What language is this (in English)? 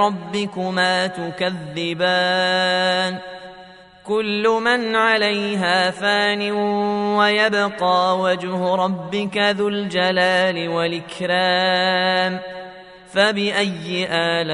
Arabic